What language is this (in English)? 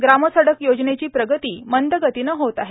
Marathi